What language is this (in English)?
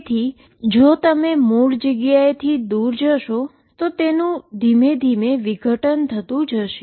Gujarati